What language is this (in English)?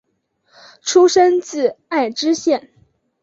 Chinese